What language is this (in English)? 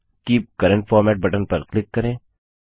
Hindi